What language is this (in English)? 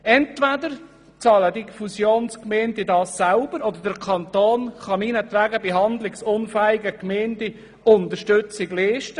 Swiss German